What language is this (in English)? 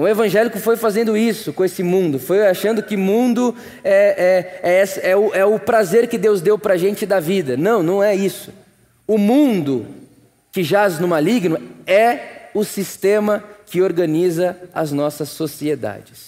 Portuguese